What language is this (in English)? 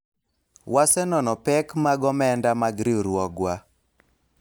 Luo (Kenya and Tanzania)